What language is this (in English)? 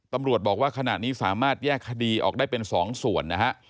Thai